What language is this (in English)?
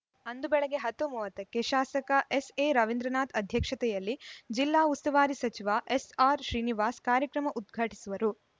Kannada